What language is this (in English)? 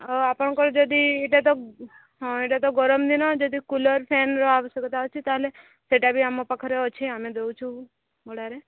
Odia